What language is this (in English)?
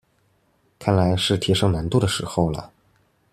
Chinese